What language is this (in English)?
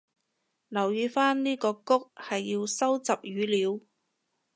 Cantonese